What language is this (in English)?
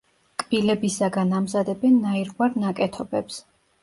Georgian